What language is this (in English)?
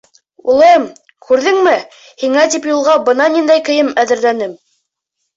Bashkir